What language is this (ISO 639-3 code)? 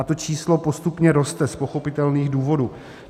ces